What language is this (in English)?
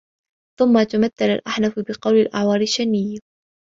Arabic